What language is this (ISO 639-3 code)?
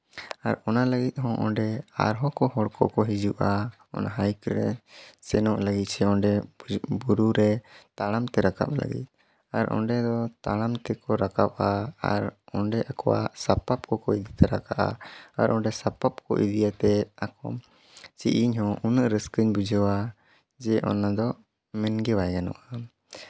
sat